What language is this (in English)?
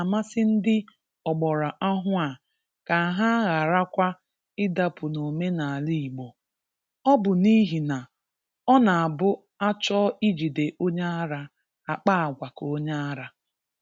Igbo